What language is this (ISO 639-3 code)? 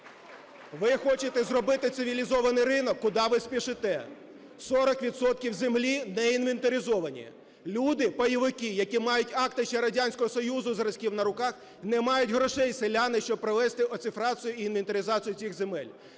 ukr